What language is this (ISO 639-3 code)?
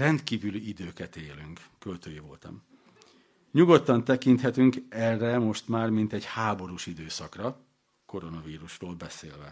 hun